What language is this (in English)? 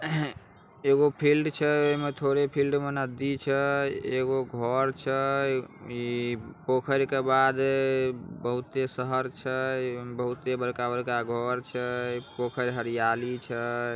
Magahi